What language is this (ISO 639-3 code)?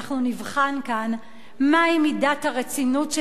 heb